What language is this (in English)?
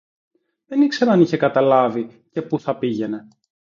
Greek